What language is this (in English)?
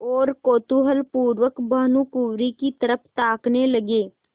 Hindi